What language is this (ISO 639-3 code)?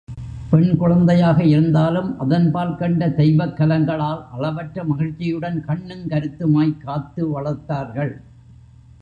tam